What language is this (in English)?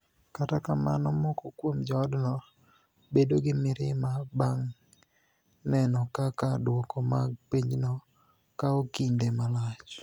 Luo (Kenya and Tanzania)